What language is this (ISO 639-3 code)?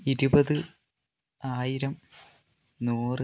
mal